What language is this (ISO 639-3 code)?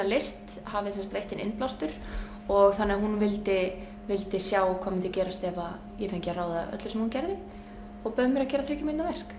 isl